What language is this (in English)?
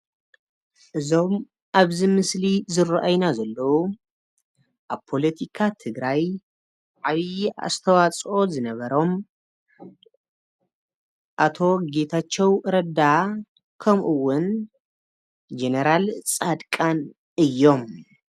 Tigrinya